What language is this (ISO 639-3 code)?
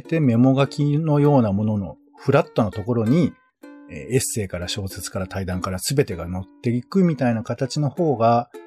jpn